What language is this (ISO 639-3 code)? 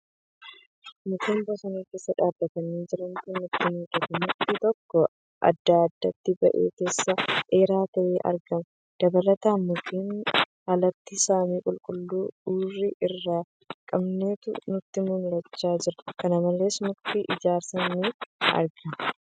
orm